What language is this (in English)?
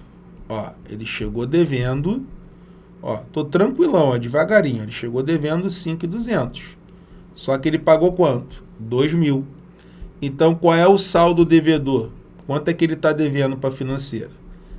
Portuguese